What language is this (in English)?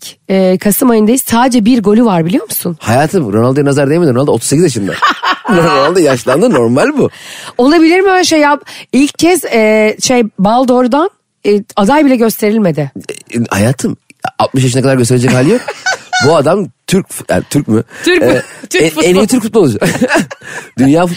Turkish